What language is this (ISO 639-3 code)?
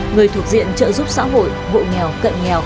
vie